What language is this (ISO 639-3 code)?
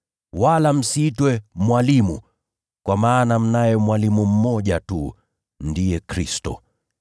swa